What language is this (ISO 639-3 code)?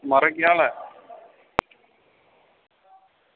doi